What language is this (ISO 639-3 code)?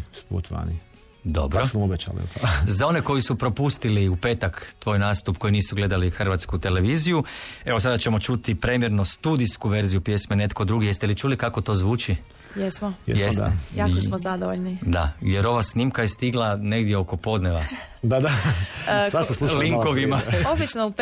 hrv